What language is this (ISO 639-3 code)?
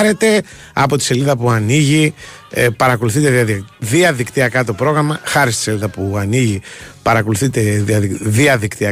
ell